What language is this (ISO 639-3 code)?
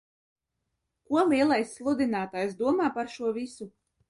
lav